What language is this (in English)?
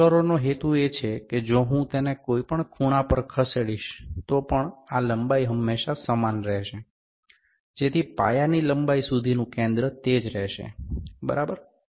Gujarati